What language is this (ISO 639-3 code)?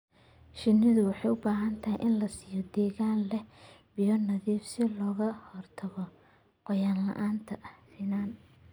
som